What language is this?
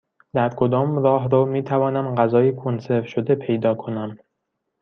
Persian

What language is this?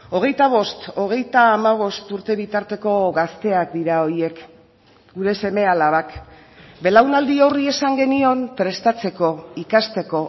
Basque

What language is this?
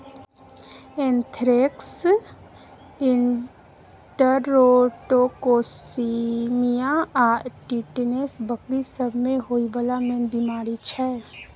Maithili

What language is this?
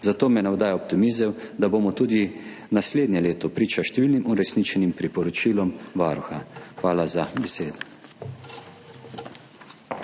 Slovenian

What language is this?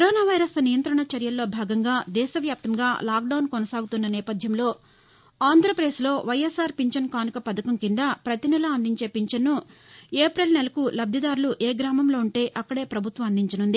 Telugu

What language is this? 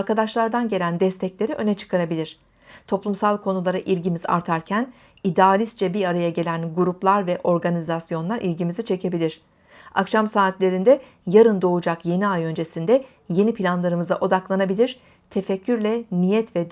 Turkish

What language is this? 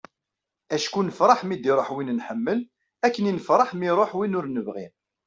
Kabyle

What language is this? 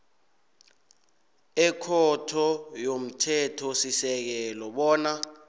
South Ndebele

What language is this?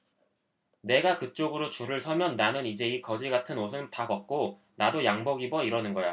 Korean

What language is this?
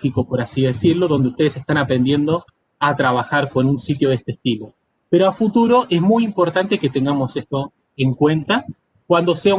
Spanish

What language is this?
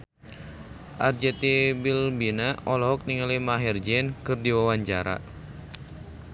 Sundanese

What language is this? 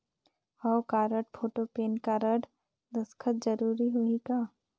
Chhattisgarhi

